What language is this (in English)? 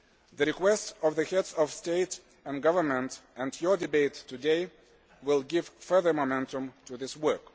English